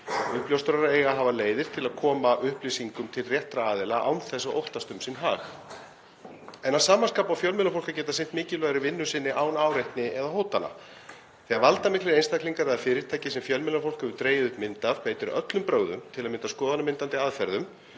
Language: Icelandic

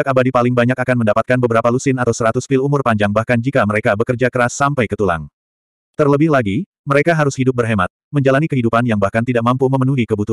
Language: Indonesian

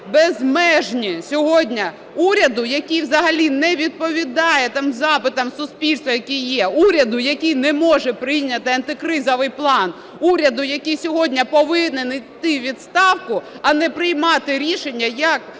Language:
Ukrainian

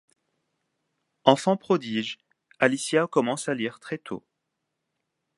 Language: French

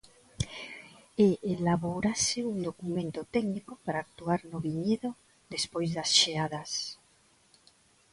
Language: Galician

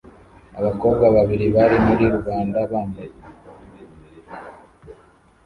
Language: Kinyarwanda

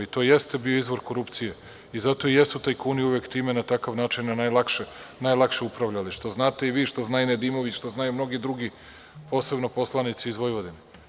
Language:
Serbian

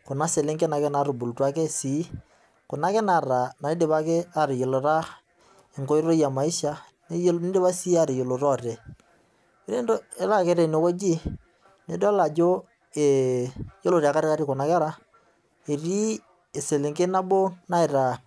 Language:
Masai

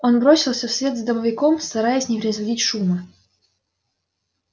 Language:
Russian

